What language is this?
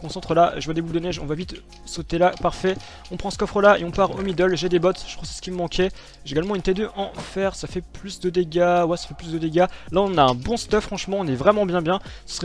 French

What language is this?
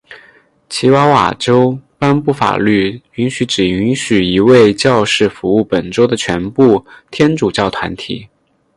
Chinese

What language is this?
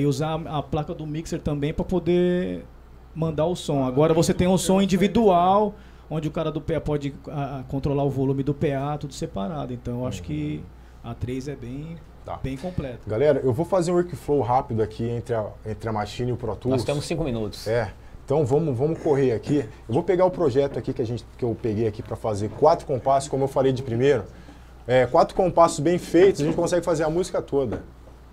Portuguese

